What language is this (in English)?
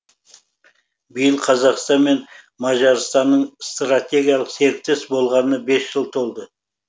Kazakh